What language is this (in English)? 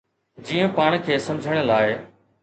Sindhi